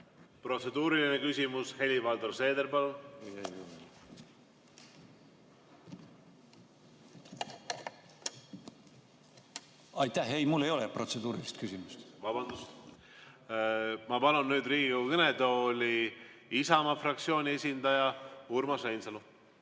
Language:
Estonian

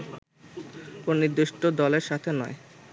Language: Bangla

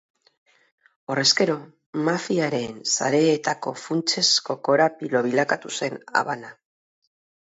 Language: Basque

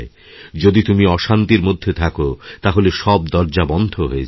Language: Bangla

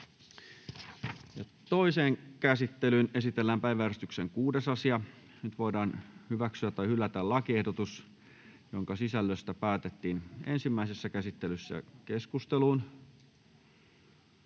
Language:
Finnish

